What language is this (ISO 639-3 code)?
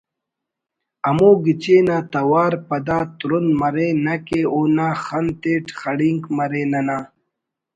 brh